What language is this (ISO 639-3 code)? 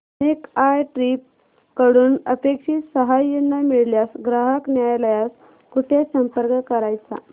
mar